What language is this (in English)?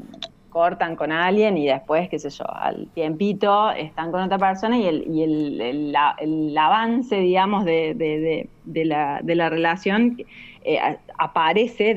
Spanish